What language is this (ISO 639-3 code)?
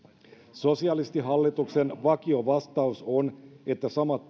fin